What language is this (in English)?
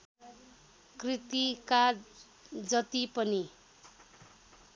Nepali